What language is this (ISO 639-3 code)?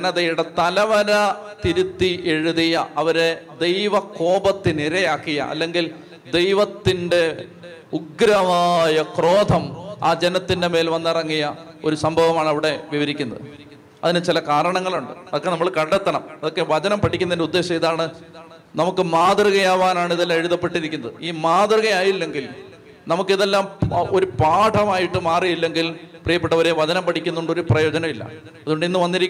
mal